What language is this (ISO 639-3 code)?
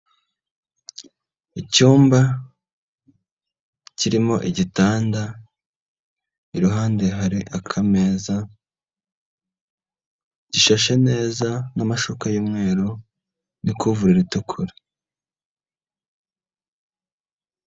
kin